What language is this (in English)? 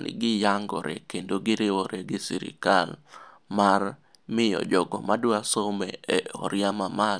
Luo (Kenya and Tanzania)